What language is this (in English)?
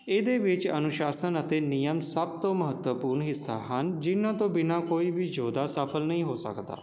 Punjabi